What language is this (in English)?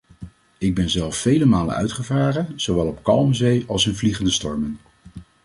Dutch